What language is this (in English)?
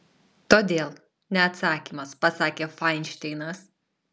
Lithuanian